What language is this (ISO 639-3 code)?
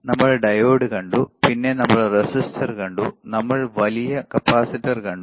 mal